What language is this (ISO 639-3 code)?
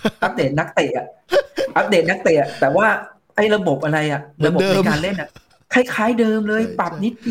tha